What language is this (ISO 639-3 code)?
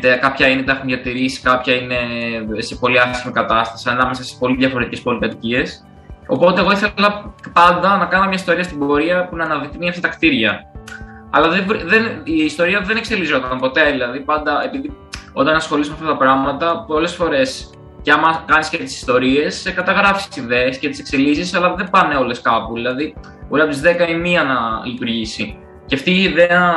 ell